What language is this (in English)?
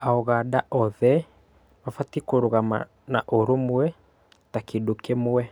Kikuyu